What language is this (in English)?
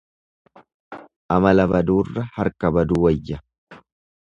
Oromo